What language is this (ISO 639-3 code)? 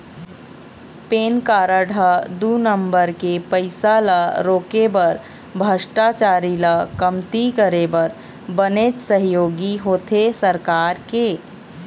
hne